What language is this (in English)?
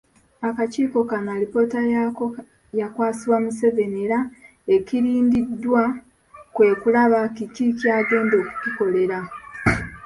Ganda